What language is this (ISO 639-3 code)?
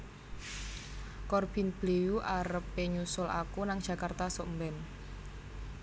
jav